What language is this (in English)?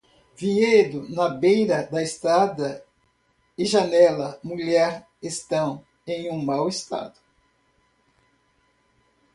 Portuguese